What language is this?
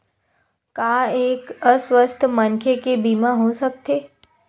Chhattisgarhi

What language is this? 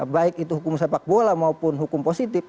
Indonesian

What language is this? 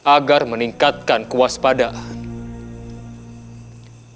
Indonesian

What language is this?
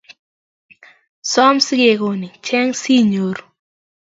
Kalenjin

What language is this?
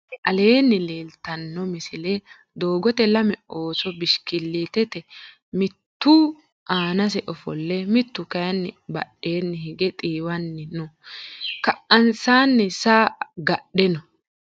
Sidamo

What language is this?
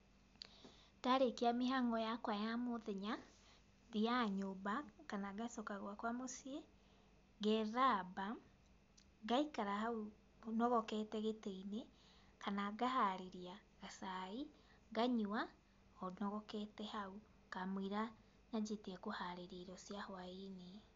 Kikuyu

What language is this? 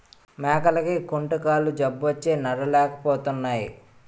Telugu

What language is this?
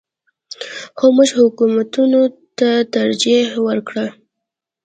Pashto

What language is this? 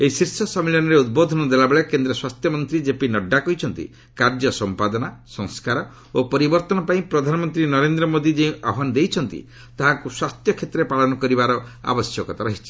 Odia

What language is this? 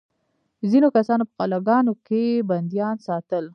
Pashto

